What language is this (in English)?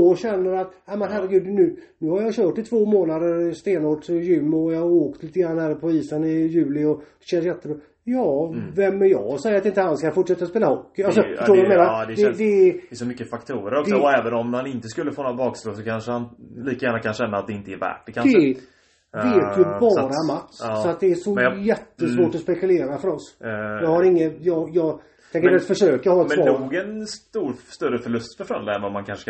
Swedish